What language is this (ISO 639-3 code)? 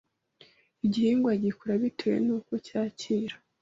kin